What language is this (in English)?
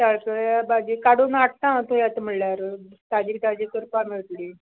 Konkani